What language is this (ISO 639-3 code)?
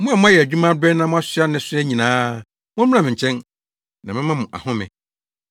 aka